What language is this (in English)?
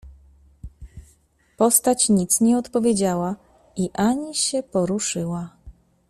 Polish